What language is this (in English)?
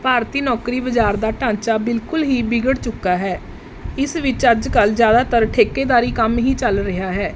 Punjabi